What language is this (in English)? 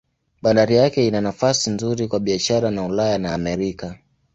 Swahili